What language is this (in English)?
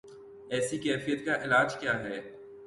Urdu